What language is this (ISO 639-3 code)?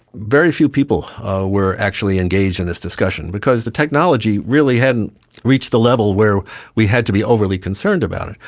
eng